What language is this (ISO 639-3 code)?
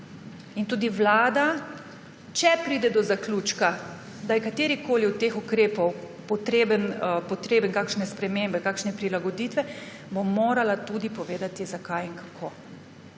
slv